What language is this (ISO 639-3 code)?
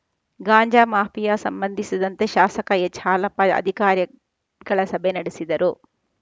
kan